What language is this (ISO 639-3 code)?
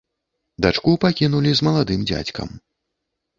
bel